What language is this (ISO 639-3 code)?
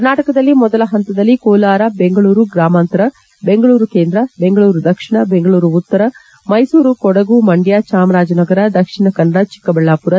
kan